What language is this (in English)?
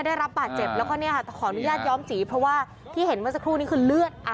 Thai